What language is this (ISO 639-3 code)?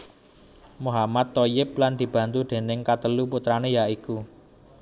jav